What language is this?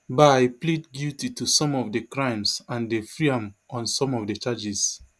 Nigerian Pidgin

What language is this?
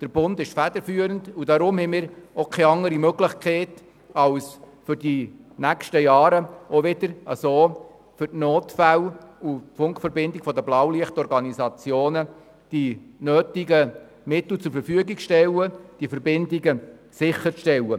Swiss German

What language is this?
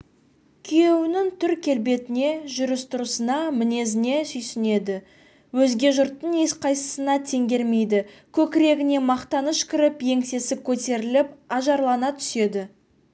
Kazakh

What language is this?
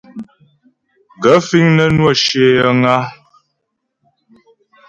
Ghomala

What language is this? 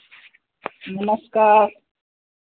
Hindi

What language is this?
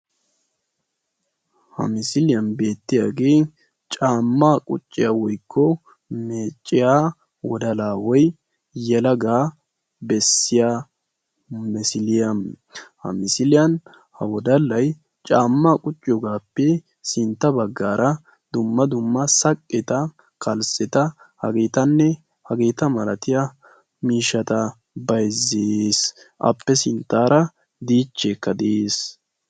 Wolaytta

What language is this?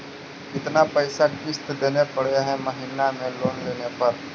Magahi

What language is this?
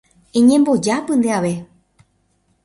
Guarani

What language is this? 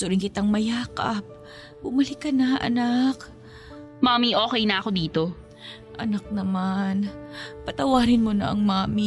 Filipino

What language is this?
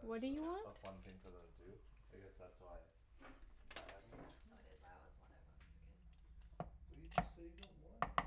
English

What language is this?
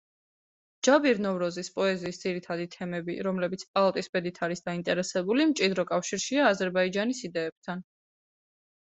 Georgian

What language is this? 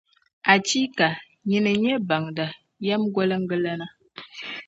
Dagbani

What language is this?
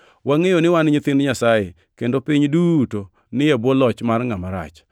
Luo (Kenya and Tanzania)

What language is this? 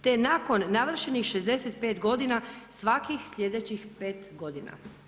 Croatian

